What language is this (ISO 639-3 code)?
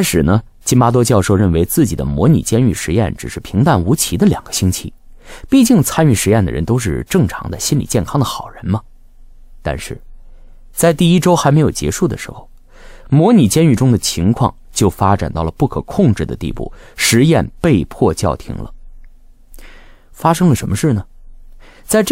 zho